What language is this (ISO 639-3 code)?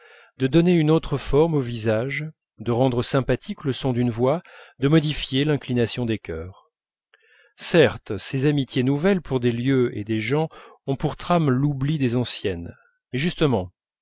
fra